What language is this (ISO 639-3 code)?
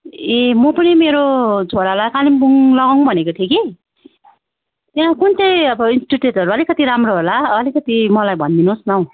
nep